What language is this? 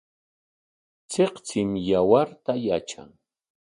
Corongo Ancash Quechua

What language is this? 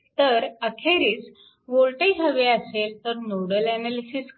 Marathi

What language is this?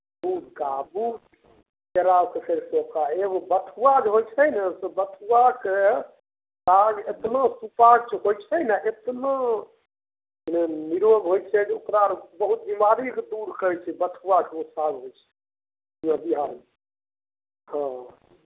Maithili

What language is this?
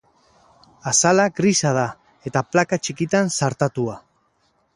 Basque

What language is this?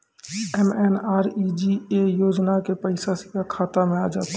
Maithili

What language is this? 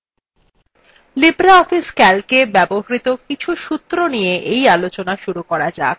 Bangla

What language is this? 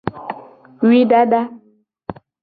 Gen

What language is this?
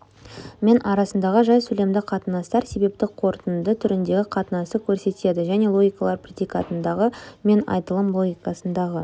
Kazakh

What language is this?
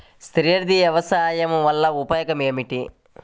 Telugu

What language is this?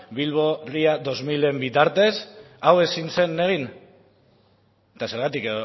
Basque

